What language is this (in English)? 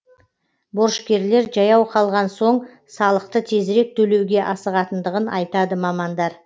Kazakh